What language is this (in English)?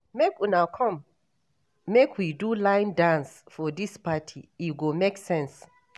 Nigerian Pidgin